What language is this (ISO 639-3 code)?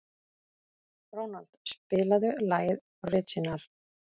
isl